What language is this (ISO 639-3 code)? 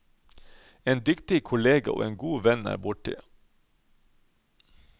nor